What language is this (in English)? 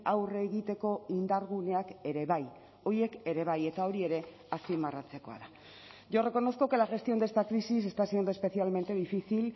Basque